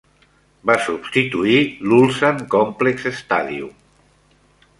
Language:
Catalan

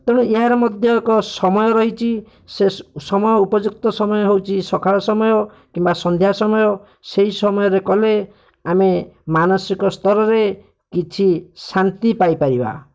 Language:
Odia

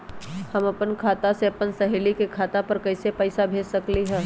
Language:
Magahi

